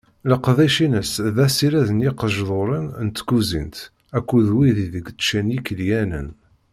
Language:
Kabyle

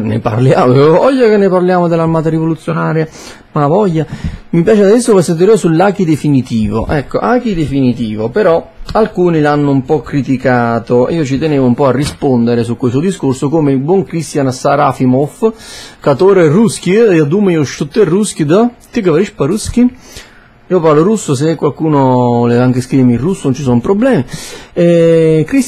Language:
Italian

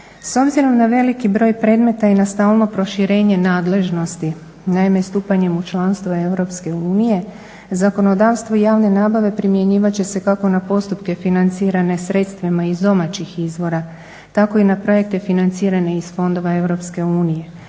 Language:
Croatian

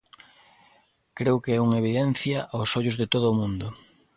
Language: Galician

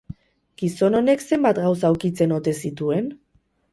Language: Basque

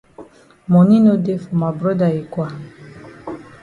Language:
Cameroon Pidgin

